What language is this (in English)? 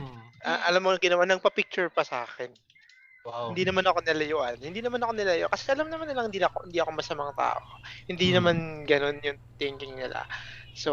Filipino